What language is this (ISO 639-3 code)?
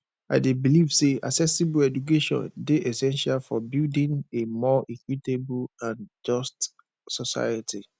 pcm